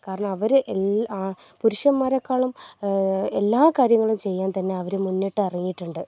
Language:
Malayalam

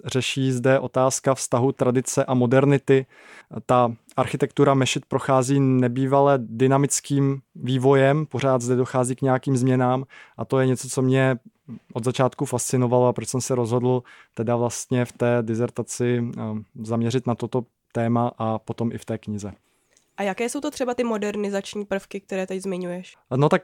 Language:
Czech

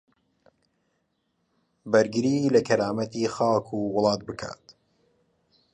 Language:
Central Kurdish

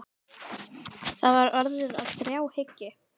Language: Icelandic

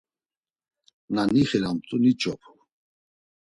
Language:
Laz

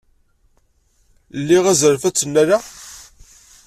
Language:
Kabyle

